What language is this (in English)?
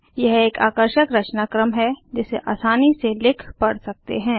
Hindi